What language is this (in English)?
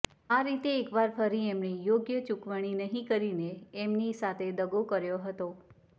Gujarati